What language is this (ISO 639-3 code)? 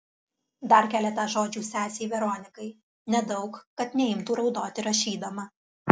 lit